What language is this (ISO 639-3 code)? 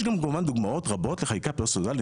heb